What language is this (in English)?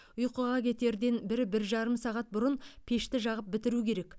Kazakh